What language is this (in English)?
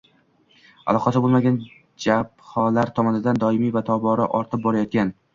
Uzbek